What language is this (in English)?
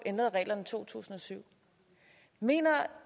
Danish